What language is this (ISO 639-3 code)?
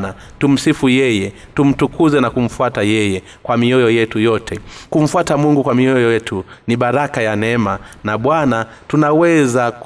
swa